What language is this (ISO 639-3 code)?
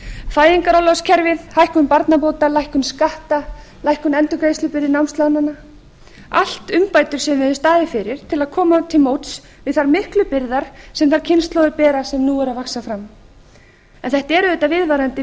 isl